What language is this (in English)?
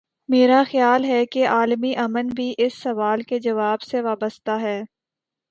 Urdu